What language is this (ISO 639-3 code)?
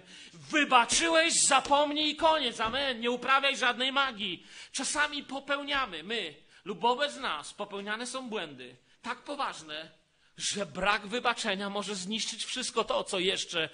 pol